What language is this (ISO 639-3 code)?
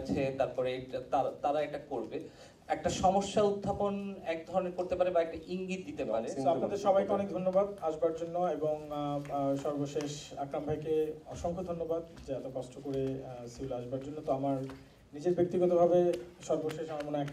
kor